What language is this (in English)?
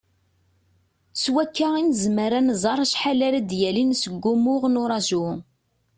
Kabyle